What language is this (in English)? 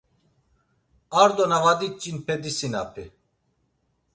Laz